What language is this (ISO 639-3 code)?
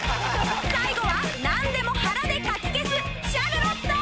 jpn